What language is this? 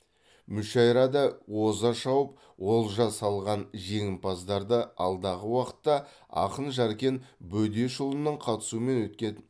Kazakh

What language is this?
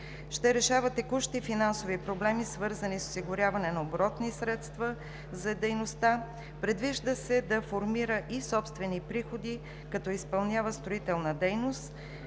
Bulgarian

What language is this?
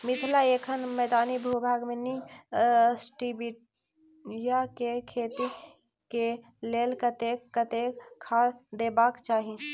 Maithili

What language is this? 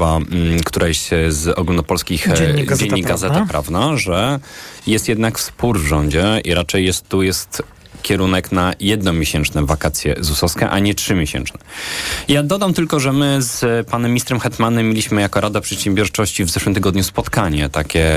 Polish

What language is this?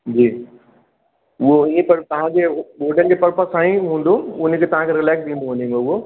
Sindhi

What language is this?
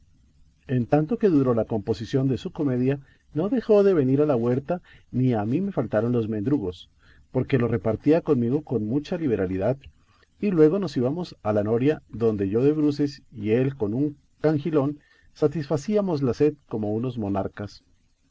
Spanish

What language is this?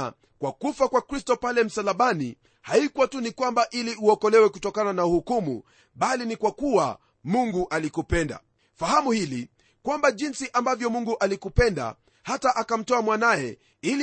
Swahili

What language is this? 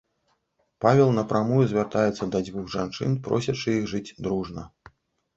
Belarusian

